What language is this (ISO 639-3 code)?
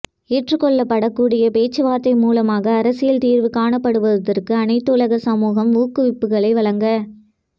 tam